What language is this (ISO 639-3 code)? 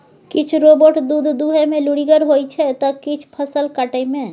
mai